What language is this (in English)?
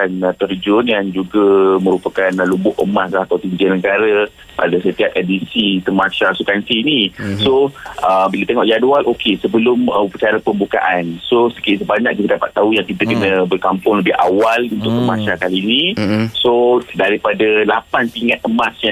Malay